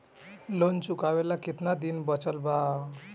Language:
Bhojpuri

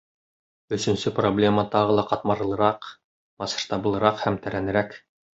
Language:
Bashkir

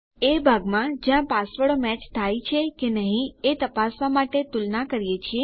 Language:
Gujarati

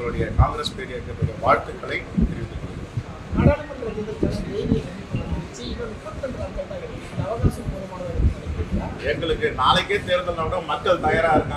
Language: Italian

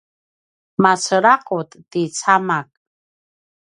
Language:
Paiwan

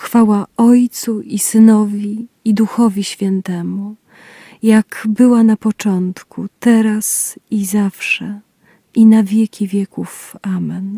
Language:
Polish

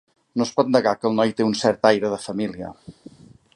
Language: Catalan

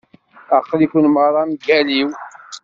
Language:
Kabyle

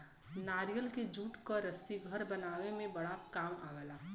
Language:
Bhojpuri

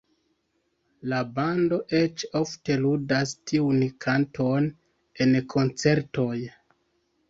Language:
Esperanto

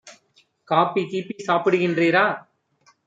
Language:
Tamil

